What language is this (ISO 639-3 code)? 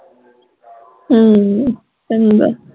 pan